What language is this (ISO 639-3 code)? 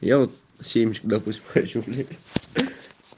rus